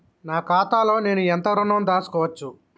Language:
Telugu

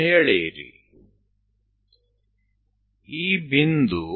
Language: Gujarati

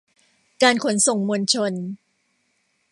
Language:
Thai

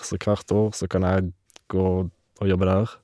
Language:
Norwegian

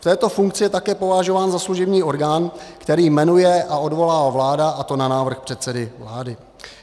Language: Czech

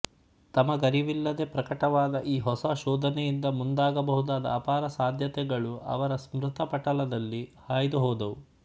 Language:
Kannada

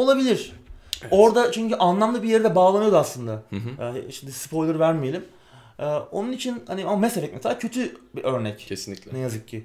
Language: Turkish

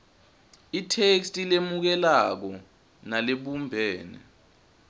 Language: Swati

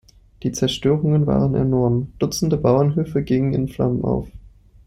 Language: German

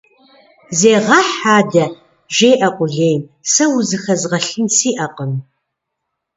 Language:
Kabardian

